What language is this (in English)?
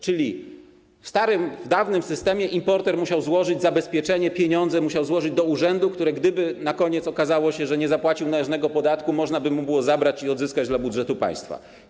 Polish